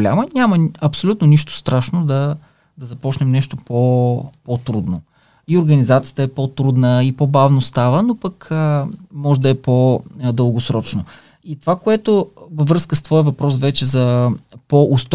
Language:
Bulgarian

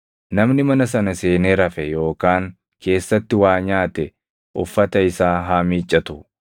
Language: Oromo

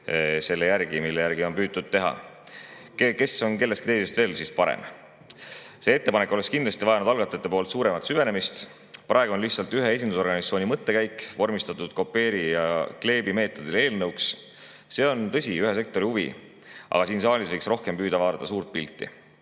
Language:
Estonian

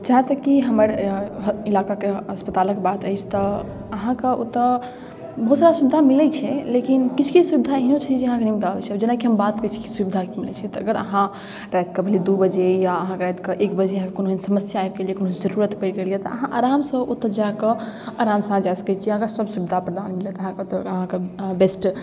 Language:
Maithili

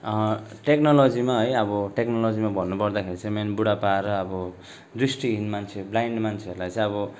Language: Nepali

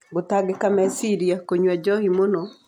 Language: Kikuyu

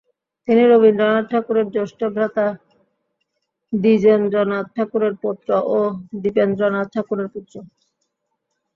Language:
Bangla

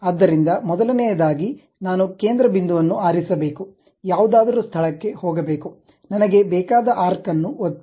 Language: Kannada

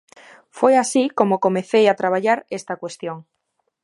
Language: Galician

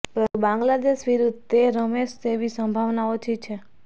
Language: Gujarati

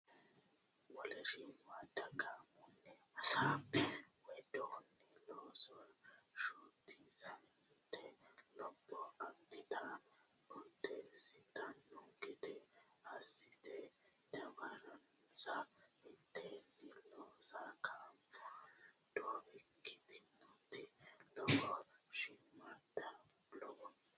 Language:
Sidamo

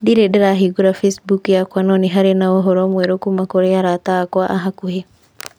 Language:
Kikuyu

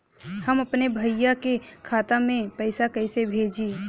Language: Bhojpuri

